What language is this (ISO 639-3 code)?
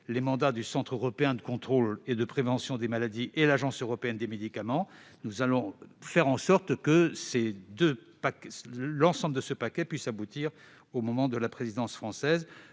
fra